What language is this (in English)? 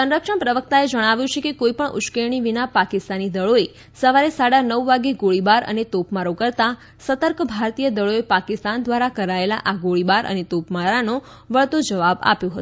Gujarati